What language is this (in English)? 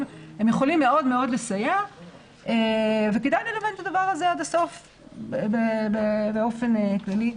Hebrew